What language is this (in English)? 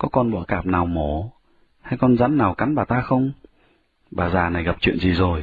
Vietnamese